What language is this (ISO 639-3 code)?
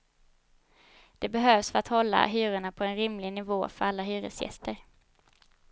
swe